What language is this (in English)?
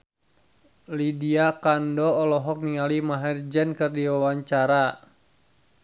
Sundanese